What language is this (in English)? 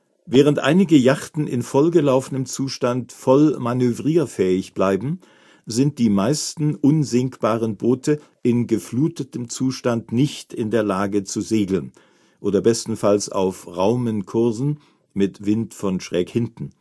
German